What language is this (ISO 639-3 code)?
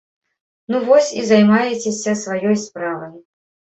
bel